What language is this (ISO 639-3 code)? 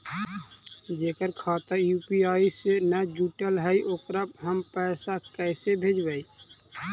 mag